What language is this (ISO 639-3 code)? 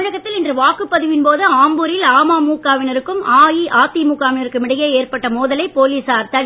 tam